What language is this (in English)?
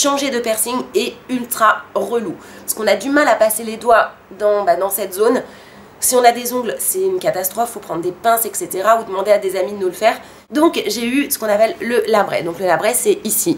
French